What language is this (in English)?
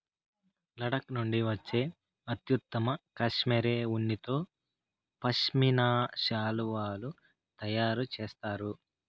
Telugu